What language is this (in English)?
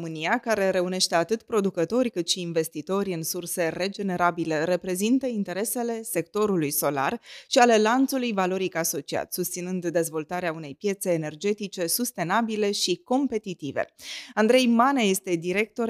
Romanian